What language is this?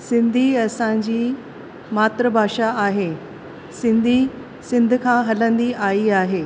Sindhi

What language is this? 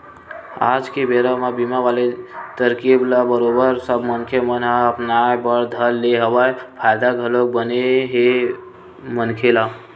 Chhattisgarhi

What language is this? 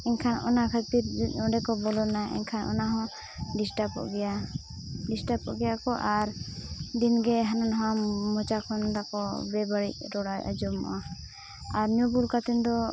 Santali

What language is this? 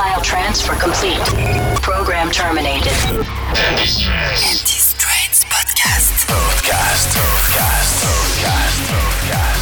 English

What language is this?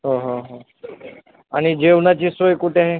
Marathi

